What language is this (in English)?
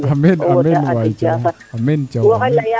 Serer